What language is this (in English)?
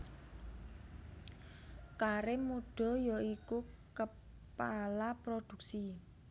Javanese